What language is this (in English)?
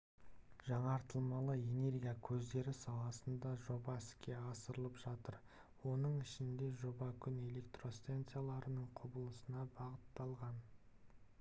Kazakh